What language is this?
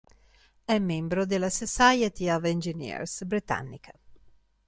Italian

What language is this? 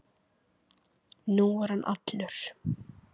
Icelandic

